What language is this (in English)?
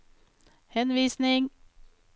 Norwegian